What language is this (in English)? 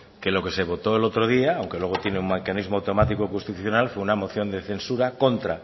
Spanish